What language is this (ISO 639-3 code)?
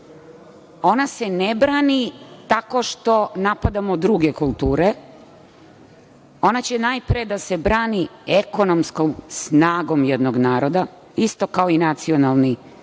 srp